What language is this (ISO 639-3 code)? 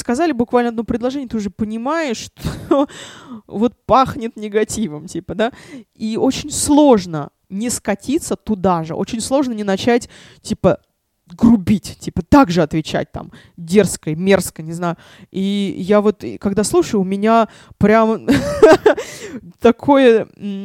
rus